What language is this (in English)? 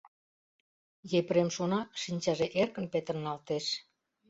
Mari